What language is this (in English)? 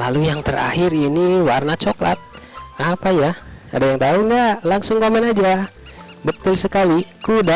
Indonesian